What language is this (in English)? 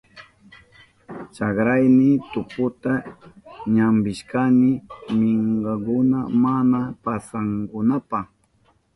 Southern Pastaza Quechua